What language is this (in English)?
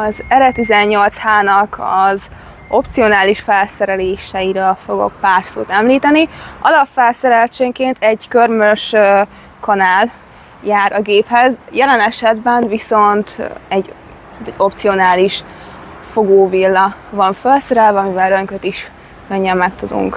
Hungarian